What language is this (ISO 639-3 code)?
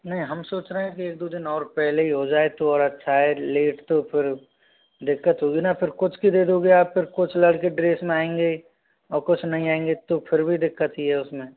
hin